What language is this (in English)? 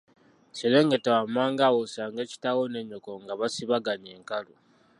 Ganda